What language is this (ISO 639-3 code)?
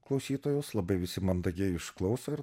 lit